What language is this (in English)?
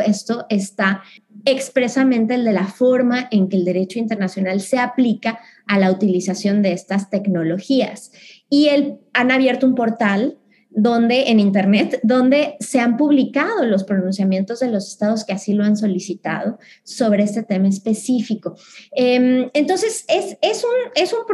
Spanish